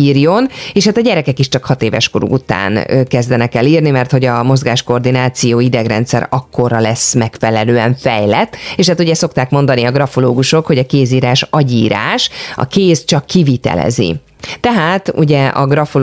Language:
Hungarian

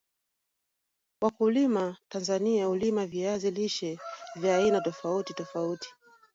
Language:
Swahili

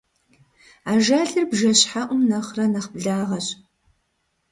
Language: Kabardian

